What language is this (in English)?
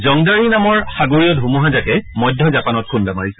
Assamese